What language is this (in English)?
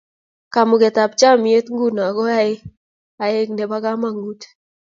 Kalenjin